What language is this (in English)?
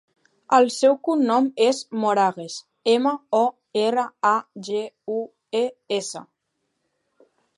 Catalan